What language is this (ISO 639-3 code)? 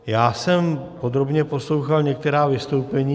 ces